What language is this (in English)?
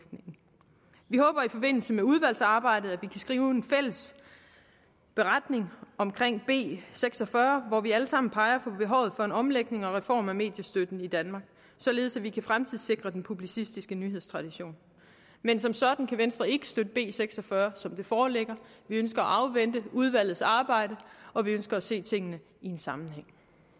Danish